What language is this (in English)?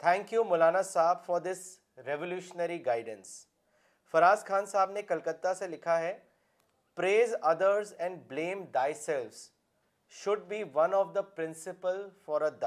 Urdu